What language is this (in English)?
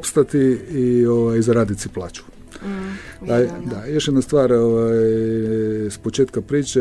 Croatian